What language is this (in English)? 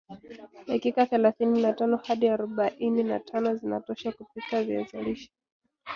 Swahili